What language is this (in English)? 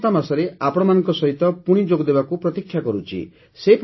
Odia